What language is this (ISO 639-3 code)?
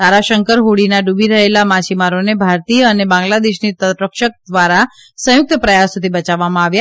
guj